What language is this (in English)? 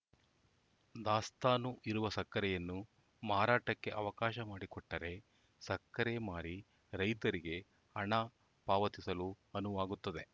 Kannada